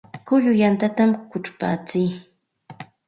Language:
Santa Ana de Tusi Pasco Quechua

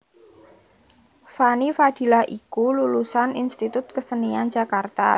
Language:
Javanese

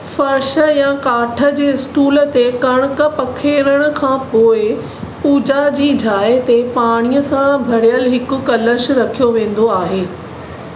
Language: Sindhi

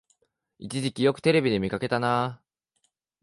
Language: Japanese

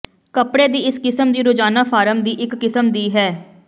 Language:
Punjabi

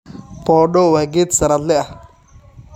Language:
Somali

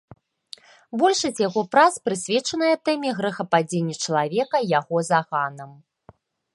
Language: Belarusian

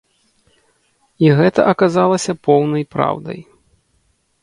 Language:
Belarusian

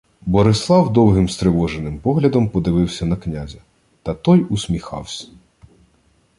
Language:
Ukrainian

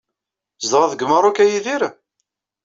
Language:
Kabyle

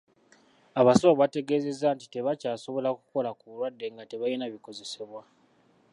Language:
Ganda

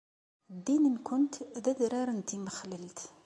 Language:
Kabyle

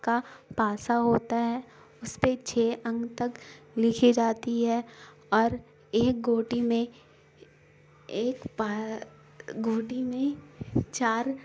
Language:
Urdu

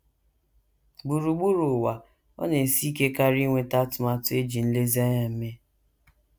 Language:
Igbo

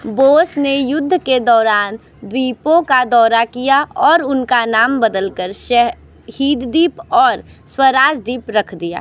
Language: Hindi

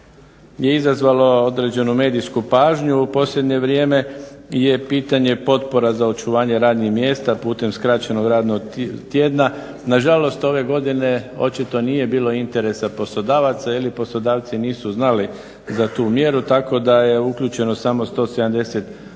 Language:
Croatian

